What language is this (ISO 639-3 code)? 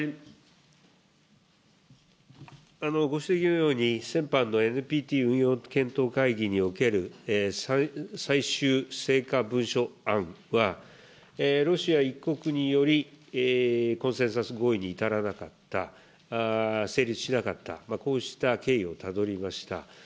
jpn